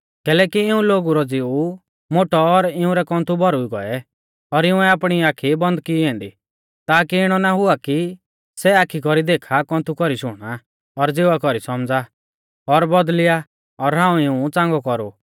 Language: Mahasu Pahari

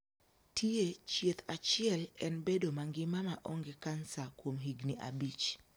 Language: Luo (Kenya and Tanzania)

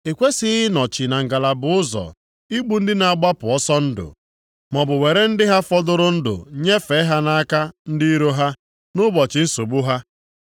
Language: Igbo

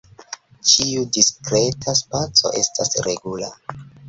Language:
Esperanto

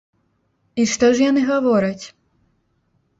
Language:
Belarusian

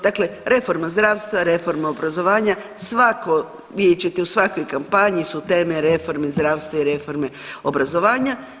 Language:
Croatian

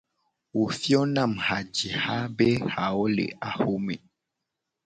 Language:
Gen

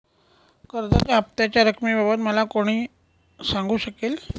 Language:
Marathi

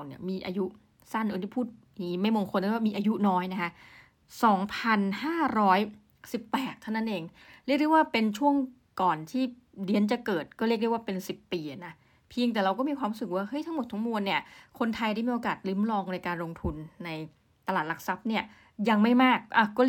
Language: Thai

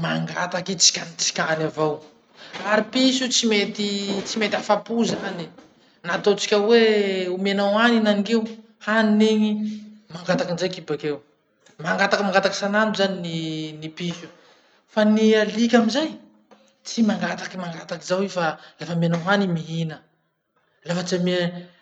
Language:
Masikoro Malagasy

